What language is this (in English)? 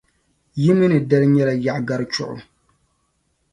Dagbani